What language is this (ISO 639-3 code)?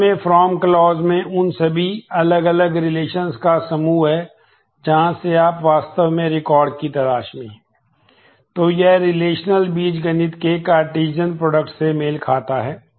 hin